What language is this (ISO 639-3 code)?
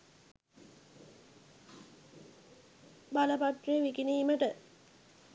sin